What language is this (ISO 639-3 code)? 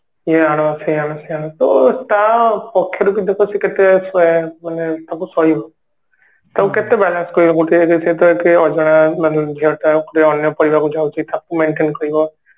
ori